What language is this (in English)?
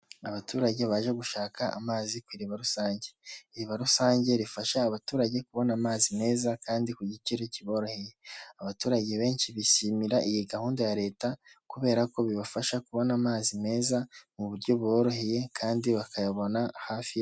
Kinyarwanda